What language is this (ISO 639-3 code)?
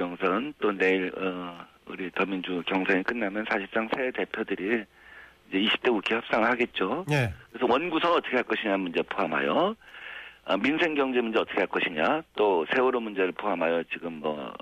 kor